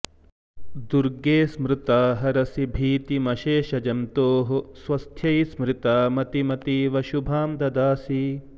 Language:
Sanskrit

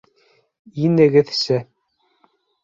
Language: Bashkir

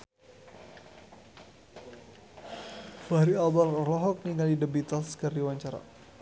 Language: Sundanese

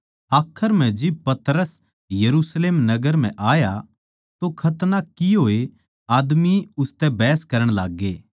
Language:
Haryanvi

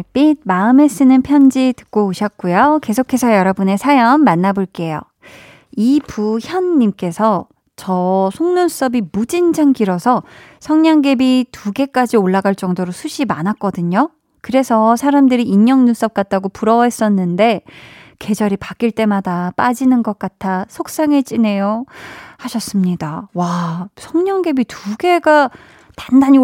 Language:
Korean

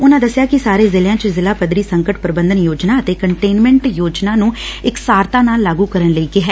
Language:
Punjabi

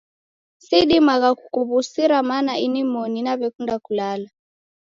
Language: Taita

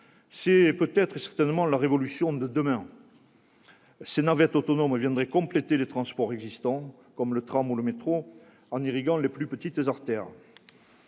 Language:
French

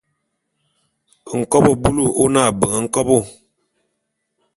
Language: Bulu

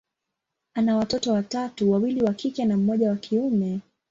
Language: Swahili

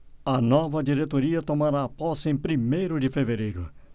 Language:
Portuguese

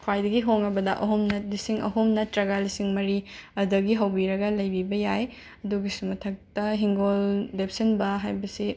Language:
Manipuri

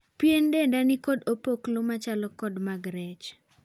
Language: Luo (Kenya and Tanzania)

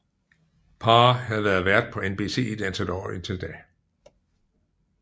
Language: Danish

